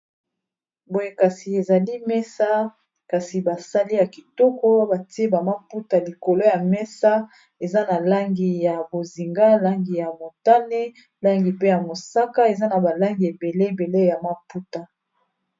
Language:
Lingala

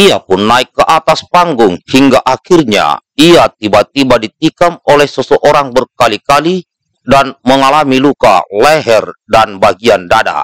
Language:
Indonesian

